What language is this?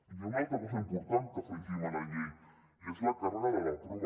Catalan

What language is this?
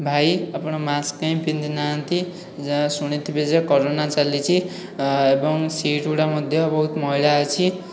Odia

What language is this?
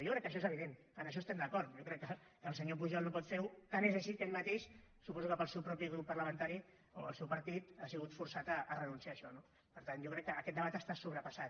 Catalan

